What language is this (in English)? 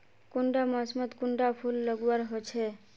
Magahi